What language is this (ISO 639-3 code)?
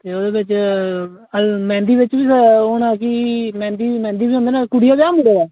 doi